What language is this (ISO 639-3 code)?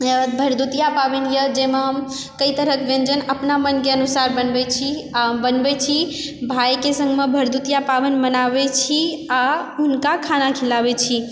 mai